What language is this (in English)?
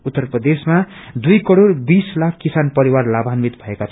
Nepali